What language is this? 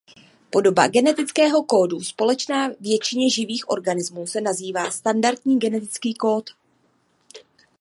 Czech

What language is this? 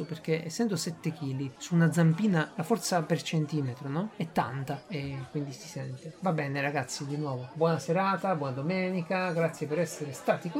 Italian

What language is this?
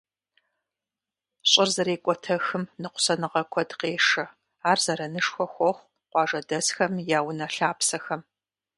Kabardian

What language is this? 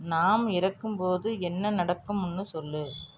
Tamil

